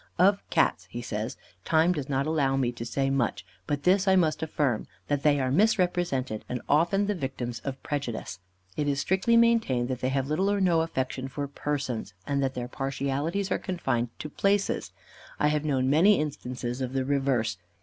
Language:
English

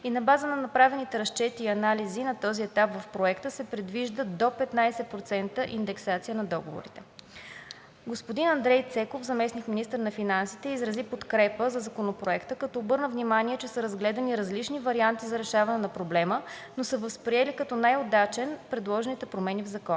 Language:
Bulgarian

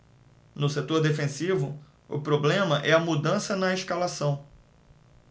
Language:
Portuguese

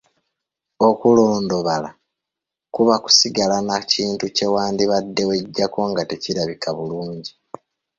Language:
Ganda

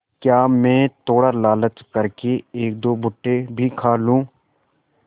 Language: Hindi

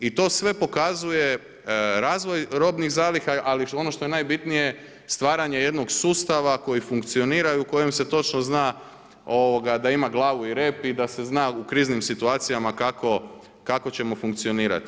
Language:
Croatian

